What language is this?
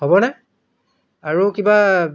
Assamese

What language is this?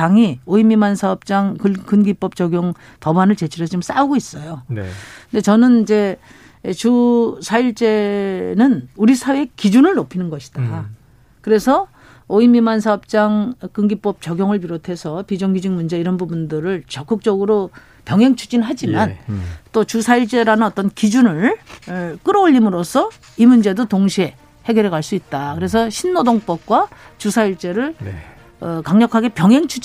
Korean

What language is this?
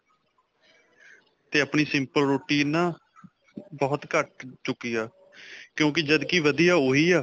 Punjabi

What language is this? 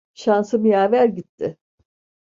Turkish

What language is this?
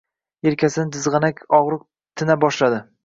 Uzbek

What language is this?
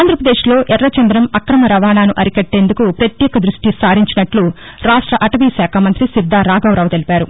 Telugu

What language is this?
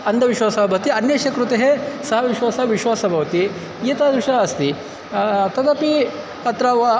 Sanskrit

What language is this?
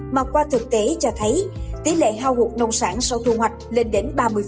Vietnamese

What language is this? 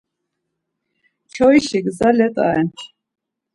Laz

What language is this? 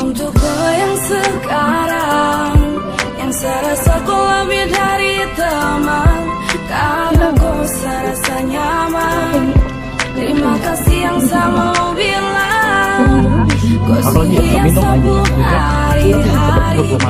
Indonesian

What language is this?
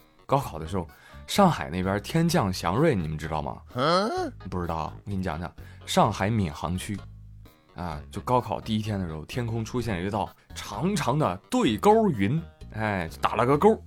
Chinese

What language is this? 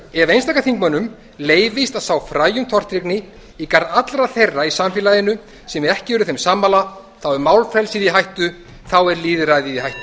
Icelandic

